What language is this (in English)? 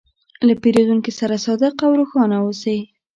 Pashto